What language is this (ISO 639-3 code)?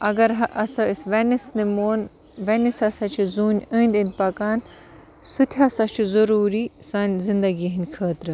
kas